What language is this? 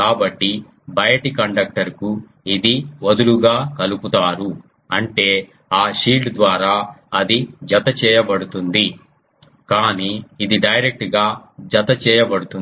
Telugu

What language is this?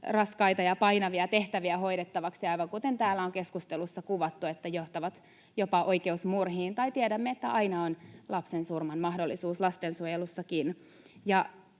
Finnish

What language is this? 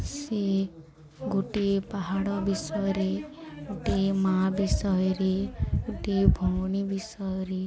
Odia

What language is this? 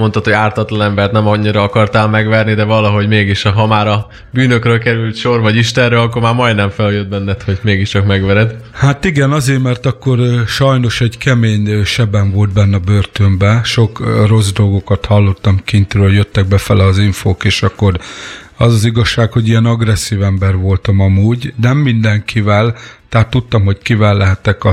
Hungarian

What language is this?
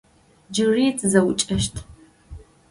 Adyghe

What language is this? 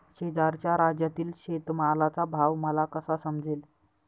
Marathi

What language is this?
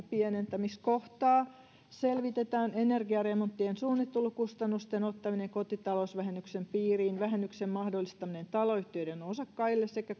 Finnish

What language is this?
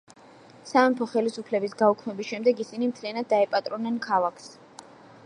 Georgian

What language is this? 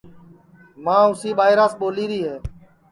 Sansi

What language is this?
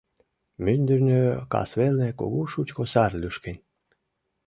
Mari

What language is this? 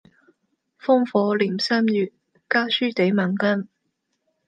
Cantonese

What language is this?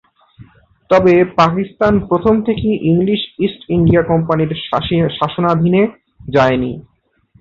Bangla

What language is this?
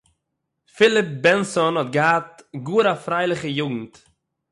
Yiddish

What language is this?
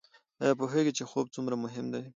Pashto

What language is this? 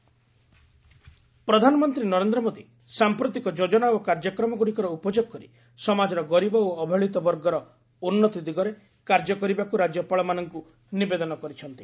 Odia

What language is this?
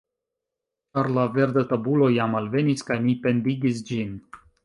Esperanto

